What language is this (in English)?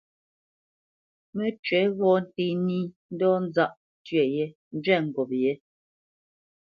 Bamenyam